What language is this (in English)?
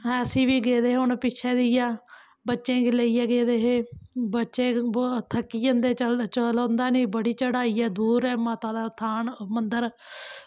Dogri